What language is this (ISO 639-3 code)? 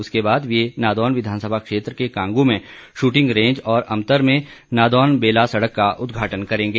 hin